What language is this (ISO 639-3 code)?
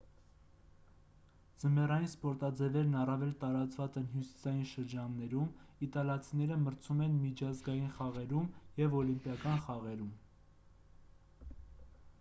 hye